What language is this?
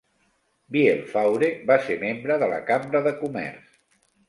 Catalan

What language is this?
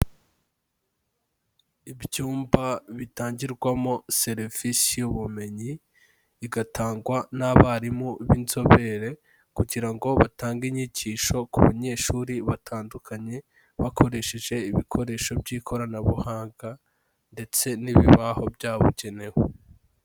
Kinyarwanda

